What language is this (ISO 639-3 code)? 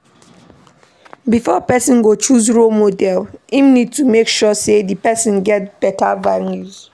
pcm